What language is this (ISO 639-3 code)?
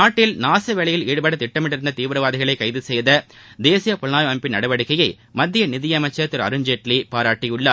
tam